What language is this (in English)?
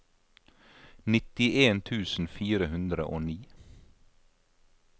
Norwegian